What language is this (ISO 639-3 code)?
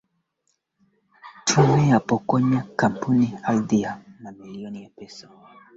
swa